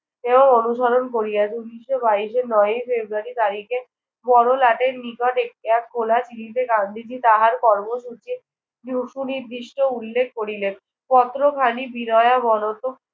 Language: Bangla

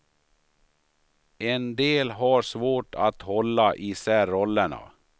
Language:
Swedish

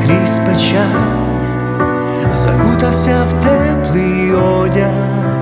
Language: Ukrainian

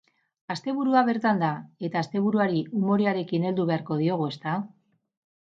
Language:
Basque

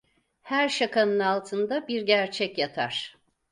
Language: Turkish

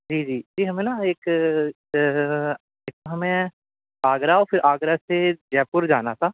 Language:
Urdu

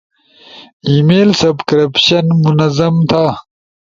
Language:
Ushojo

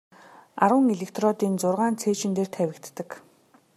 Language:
Mongolian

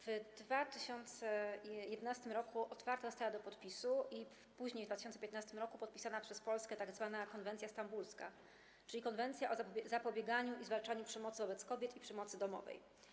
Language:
Polish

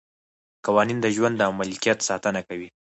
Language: Pashto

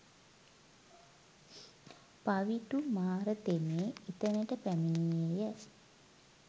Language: Sinhala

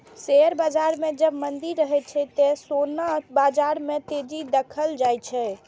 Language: Maithili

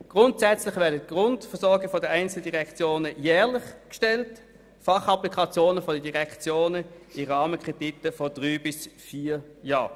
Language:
Swiss German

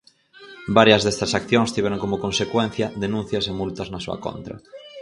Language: Galician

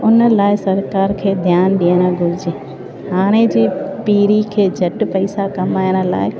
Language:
Sindhi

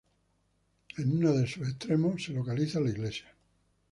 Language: Spanish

